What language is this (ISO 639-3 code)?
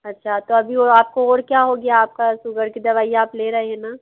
hin